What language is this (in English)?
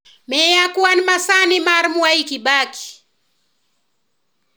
Luo (Kenya and Tanzania)